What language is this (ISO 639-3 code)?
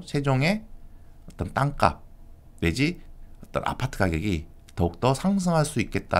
kor